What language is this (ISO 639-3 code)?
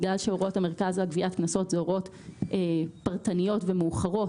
heb